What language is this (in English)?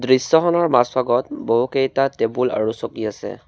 Assamese